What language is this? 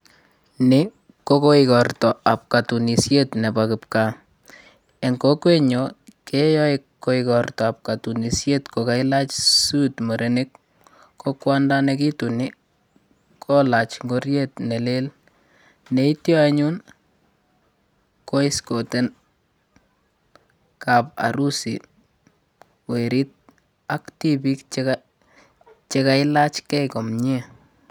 Kalenjin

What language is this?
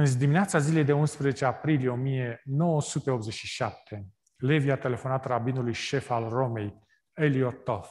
Romanian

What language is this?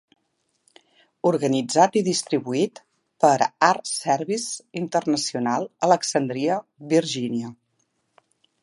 Catalan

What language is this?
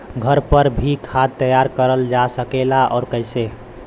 Bhojpuri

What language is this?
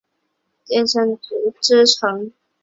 Chinese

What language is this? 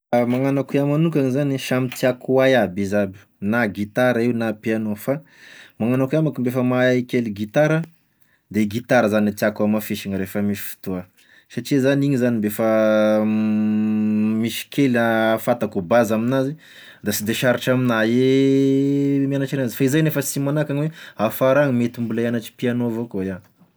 Tesaka Malagasy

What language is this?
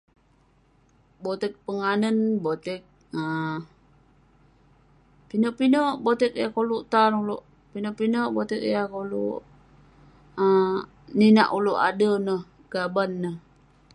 Western Penan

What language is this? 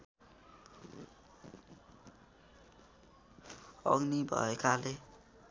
Nepali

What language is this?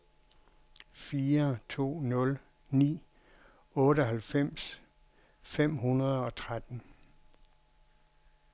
Danish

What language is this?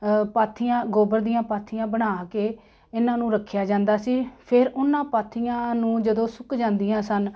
Punjabi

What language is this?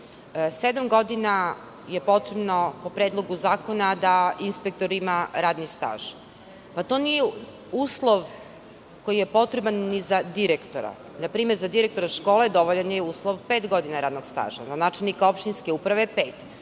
Serbian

